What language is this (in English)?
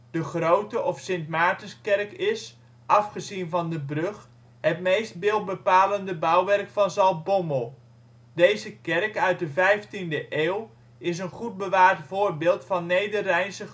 Dutch